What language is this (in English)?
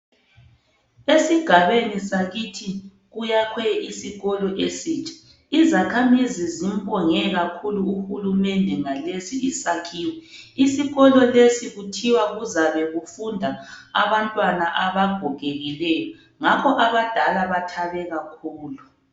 North Ndebele